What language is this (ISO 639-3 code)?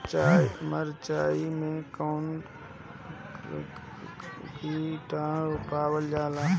bho